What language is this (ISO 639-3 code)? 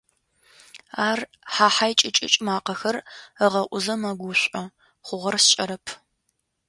ady